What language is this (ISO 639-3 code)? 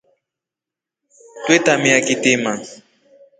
rof